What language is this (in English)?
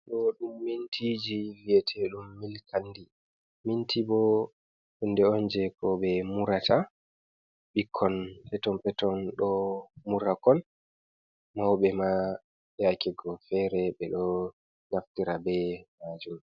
Fula